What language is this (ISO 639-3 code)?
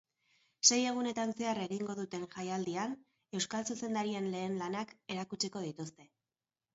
eus